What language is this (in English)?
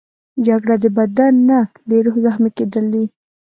Pashto